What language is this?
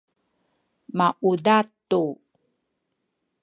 Sakizaya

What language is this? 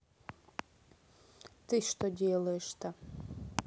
Russian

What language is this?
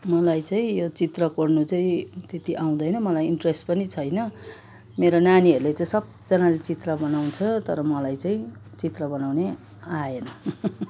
Nepali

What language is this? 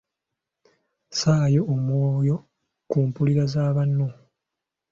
Ganda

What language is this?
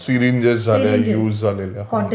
Marathi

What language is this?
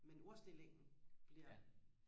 Danish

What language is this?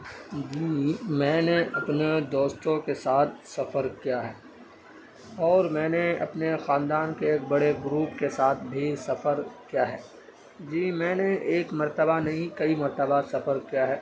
Urdu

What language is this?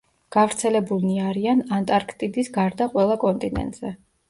Georgian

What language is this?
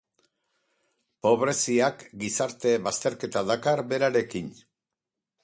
Basque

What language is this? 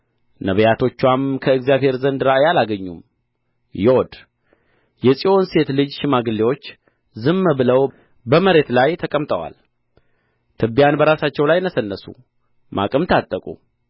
Amharic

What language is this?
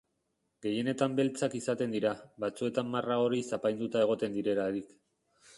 Basque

